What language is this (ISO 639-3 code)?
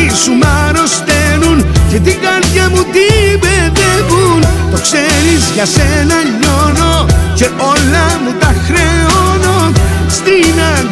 ell